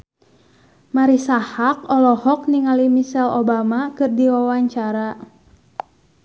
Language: Sundanese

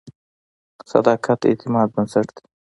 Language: Pashto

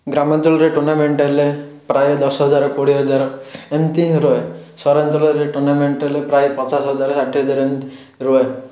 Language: Odia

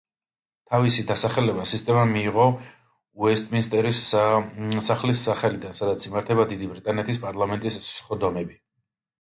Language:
Georgian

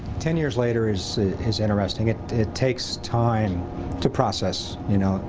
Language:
English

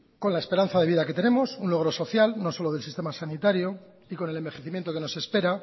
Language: Spanish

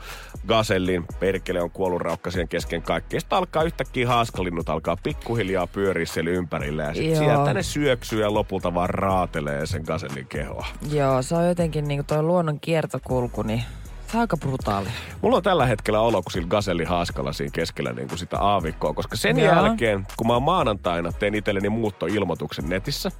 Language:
Finnish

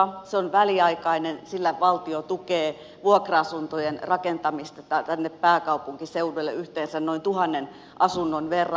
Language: Finnish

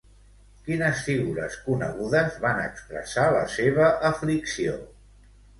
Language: Catalan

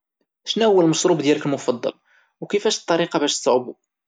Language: Moroccan Arabic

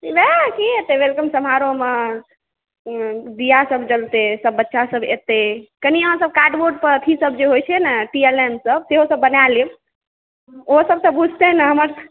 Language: Maithili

